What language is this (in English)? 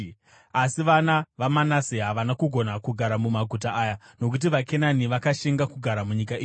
Shona